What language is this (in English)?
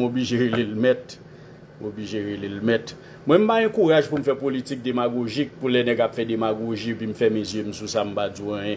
French